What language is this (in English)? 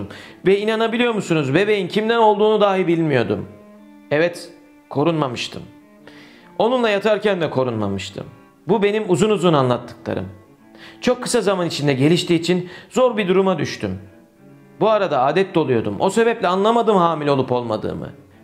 Turkish